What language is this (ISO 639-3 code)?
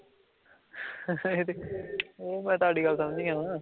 pan